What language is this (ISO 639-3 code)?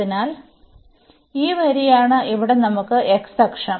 mal